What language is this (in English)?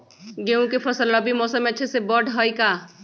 Magahi